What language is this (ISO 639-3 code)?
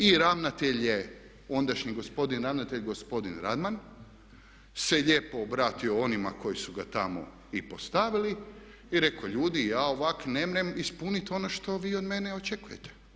hrv